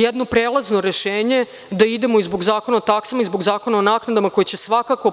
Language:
Serbian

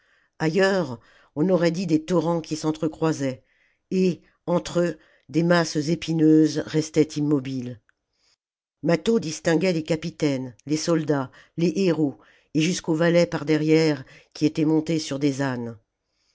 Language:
French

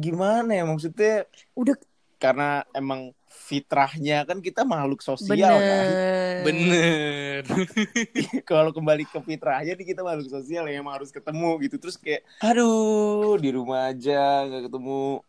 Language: Indonesian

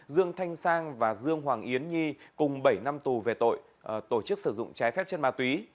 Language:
Vietnamese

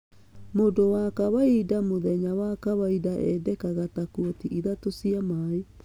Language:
Kikuyu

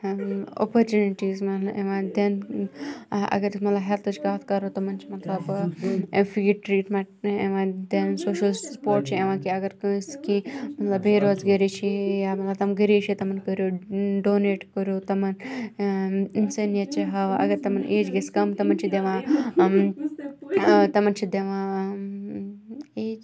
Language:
Kashmiri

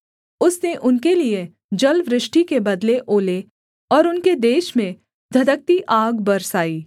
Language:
Hindi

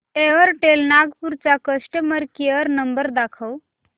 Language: Marathi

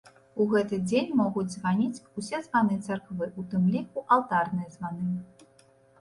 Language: Belarusian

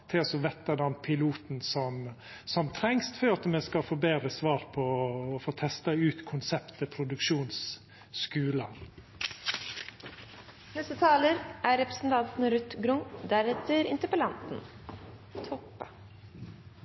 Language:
Norwegian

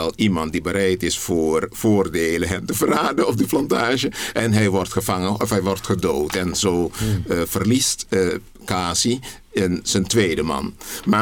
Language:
Dutch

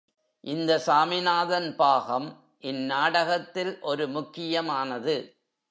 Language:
Tamil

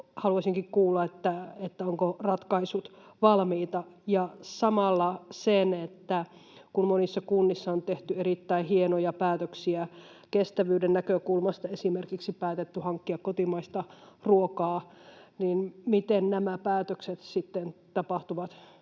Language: Finnish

